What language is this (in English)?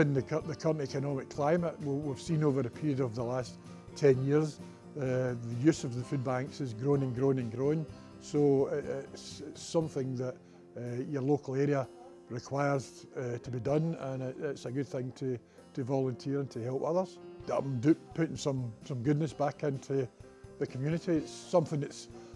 English